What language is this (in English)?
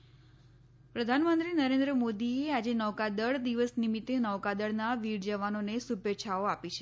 Gujarati